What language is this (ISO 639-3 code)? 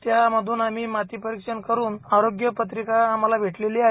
mar